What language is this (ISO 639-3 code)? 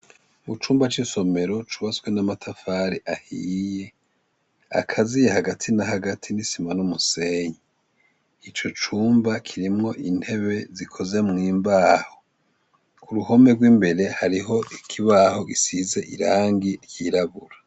run